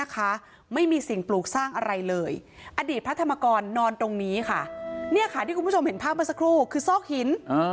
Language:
Thai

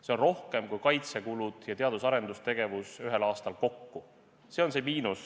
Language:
Estonian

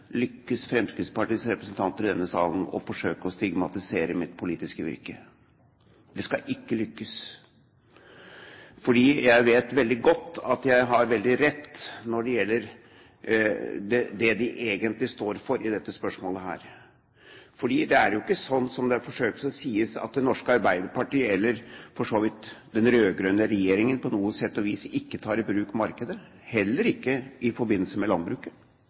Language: Norwegian Bokmål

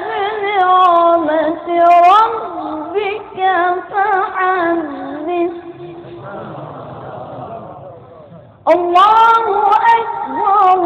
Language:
Arabic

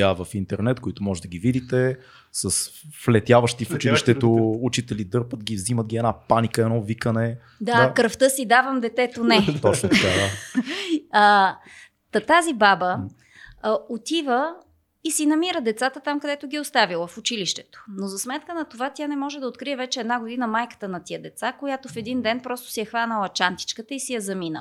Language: Bulgarian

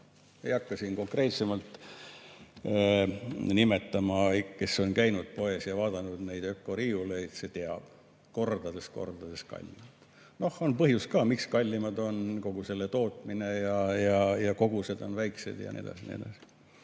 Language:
Estonian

